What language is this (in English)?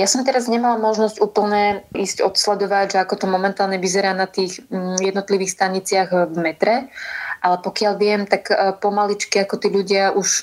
Slovak